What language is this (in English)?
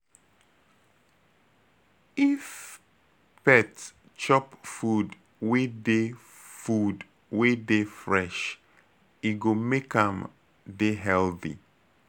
Nigerian Pidgin